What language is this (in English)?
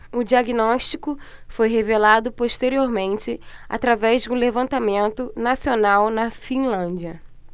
Portuguese